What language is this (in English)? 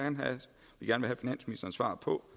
Danish